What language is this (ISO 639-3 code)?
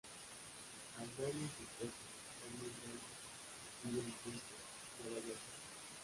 spa